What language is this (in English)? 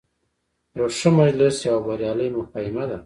Pashto